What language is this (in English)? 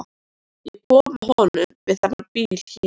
Icelandic